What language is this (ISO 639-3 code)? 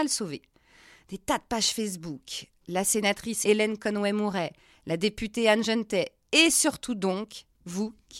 fra